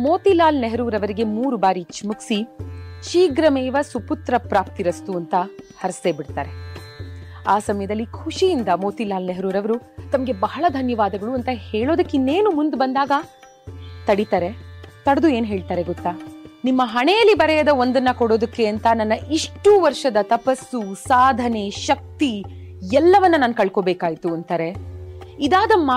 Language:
Kannada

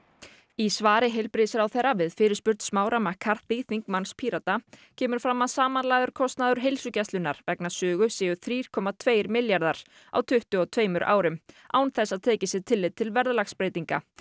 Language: Icelandic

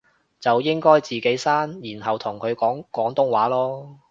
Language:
Cantonese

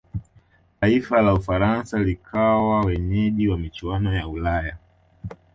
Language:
Swahili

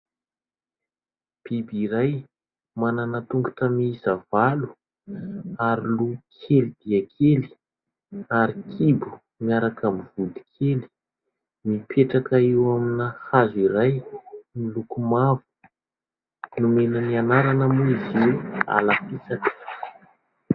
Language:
Malagasy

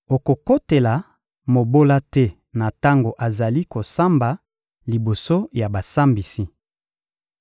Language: Lingala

